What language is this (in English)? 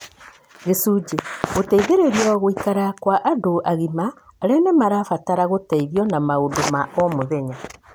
Kikuyu